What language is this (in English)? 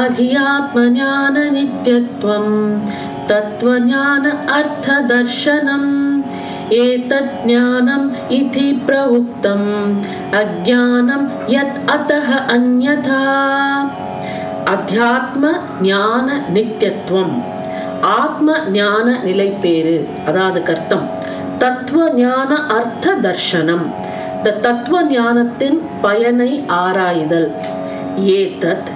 Tamil